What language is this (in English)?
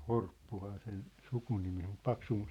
Finnish